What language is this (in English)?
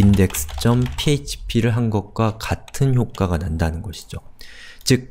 Korean